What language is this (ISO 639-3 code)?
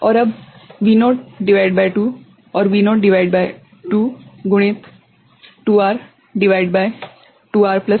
hin